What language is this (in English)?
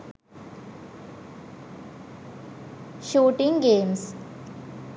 Sinhala